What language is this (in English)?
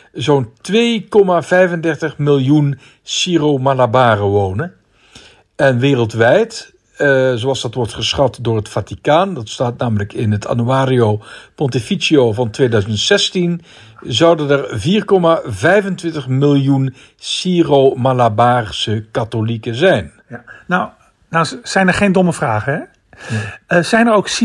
Dutch